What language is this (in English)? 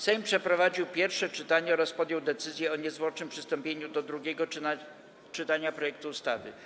Polish